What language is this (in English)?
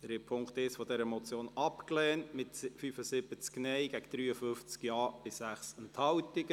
Swiss German